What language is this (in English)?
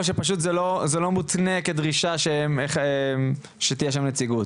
Hebrew